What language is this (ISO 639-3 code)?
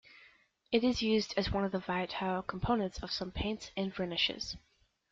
eng